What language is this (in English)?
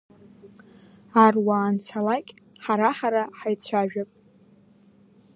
Abkhazian